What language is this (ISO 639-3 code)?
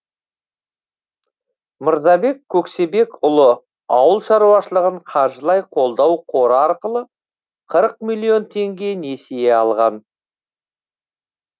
kaz